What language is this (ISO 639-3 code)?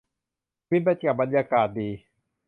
tha